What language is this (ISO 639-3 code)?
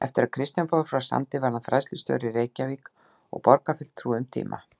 isl